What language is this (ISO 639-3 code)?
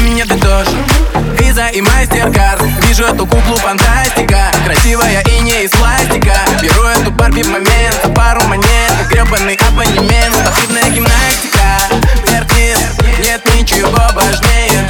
rus